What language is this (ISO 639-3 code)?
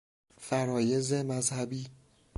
fas